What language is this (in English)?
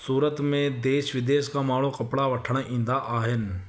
Sindhi